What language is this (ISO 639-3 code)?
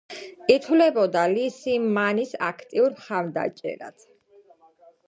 kat